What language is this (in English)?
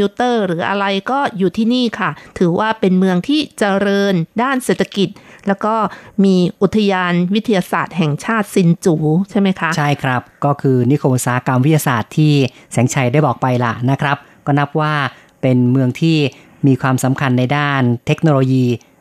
Thai